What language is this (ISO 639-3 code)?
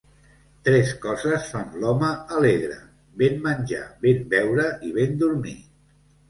cat